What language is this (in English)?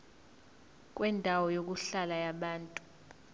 Zulu